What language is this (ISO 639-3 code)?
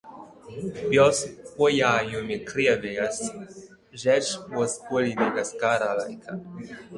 lav